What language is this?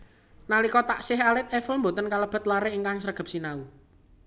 Javanese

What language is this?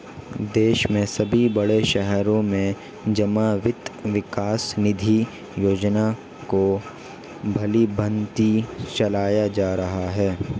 Hindi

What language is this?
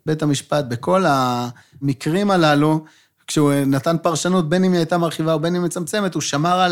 Hebrew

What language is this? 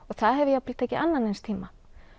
Icelandic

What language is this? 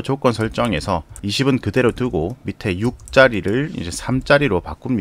Korean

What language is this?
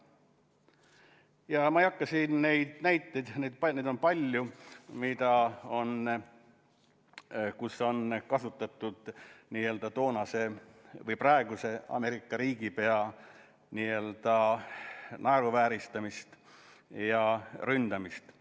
Estonian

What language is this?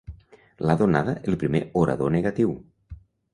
Catalan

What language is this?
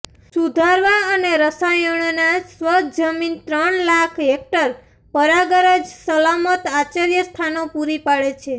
Gujarati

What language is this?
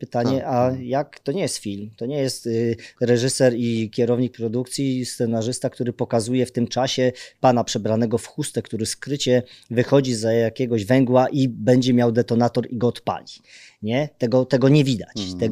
Polish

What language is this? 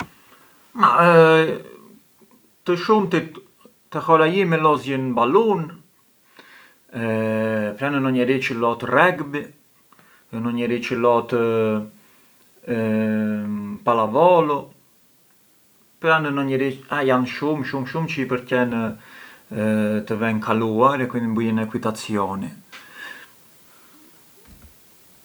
Arbëreshë Albanian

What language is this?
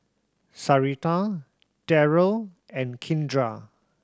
English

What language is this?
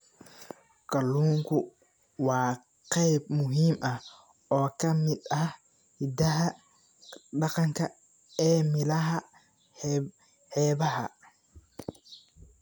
Somali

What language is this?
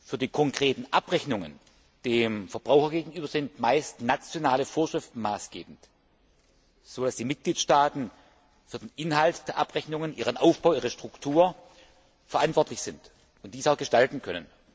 German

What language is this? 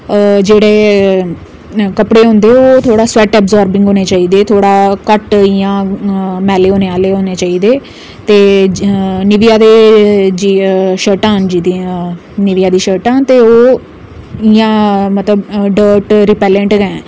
Dogri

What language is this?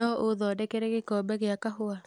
Kikuyu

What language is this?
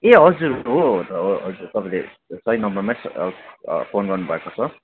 Nepali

